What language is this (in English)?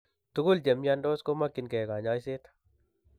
Kalenjin